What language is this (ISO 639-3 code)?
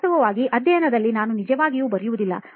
kan